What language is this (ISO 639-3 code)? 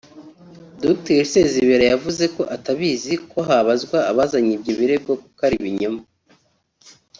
kin